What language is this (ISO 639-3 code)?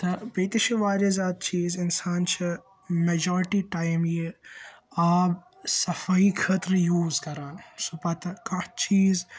kas